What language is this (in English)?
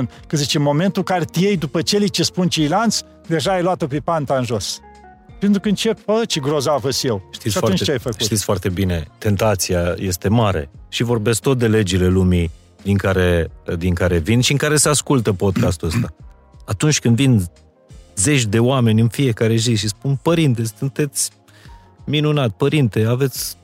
Romanian